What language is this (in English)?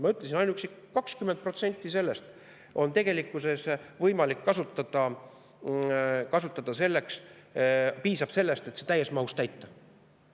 Estonian